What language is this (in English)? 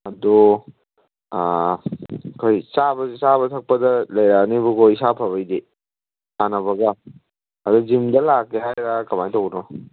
Manipuri